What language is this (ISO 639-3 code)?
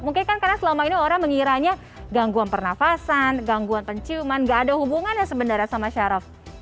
ind